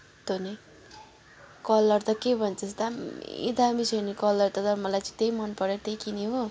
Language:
Nepali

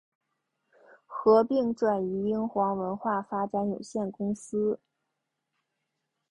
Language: Chinese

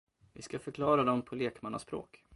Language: Swedish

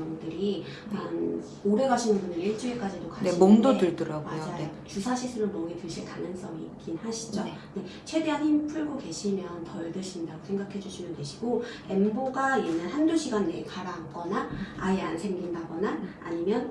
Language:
Korean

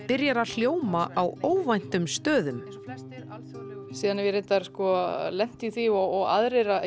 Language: Icelandic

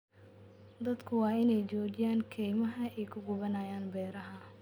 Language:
Somali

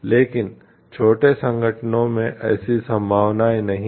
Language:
Hindi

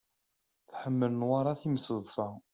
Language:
Kabyle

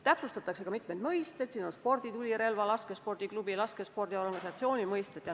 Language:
Estonian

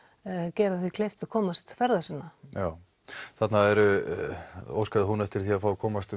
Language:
Icelandic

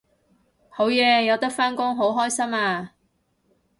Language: Cantonese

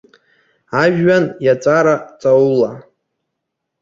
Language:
Abkhazian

